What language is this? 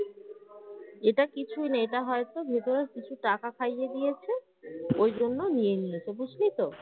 Bangla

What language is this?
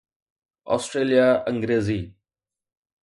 Sindhi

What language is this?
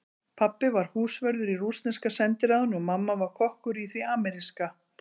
Icelandic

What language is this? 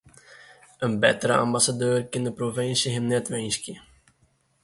Western Frisian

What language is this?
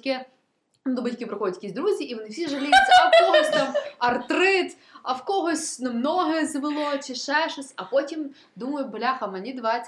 Ukrainian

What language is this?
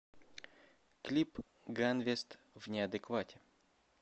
Russian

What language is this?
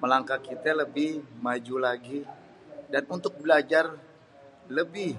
Betawi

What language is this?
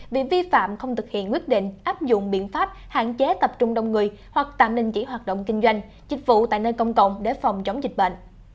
Vietnamese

